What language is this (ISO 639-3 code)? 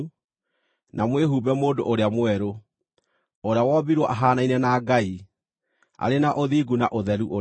kik